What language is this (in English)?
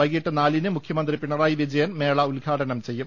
Malayalam